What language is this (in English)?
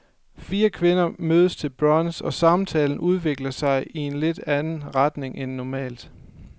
Danish